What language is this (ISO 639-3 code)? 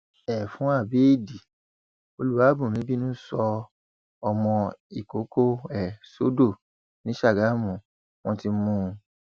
yor